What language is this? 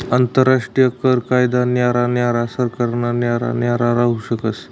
Marathi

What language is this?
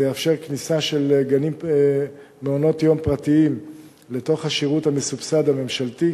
Hebrew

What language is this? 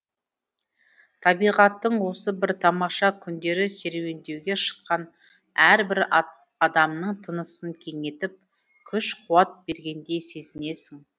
Kazakh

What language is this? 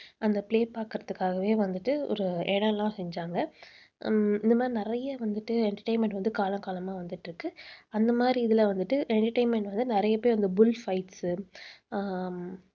Tamil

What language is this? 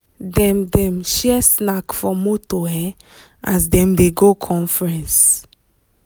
Nigerian Pidgin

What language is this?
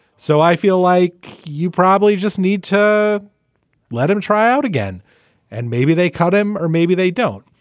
English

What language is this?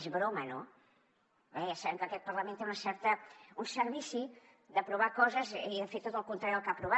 Catalan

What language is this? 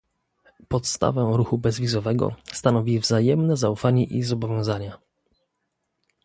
Polish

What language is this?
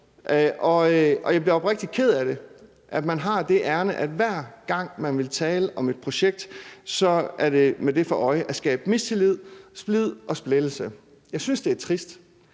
Danish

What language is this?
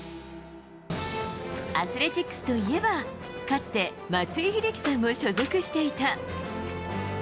Japanese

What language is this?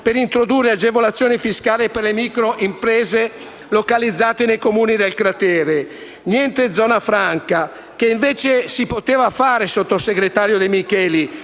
Italian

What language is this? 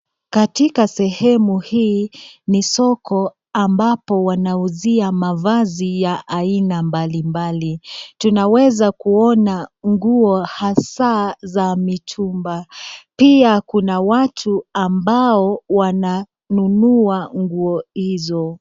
Swahili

